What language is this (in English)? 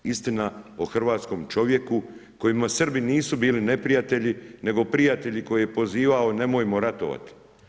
Croatian